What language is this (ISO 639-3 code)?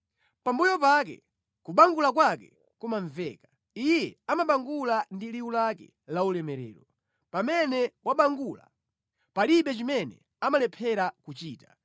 nya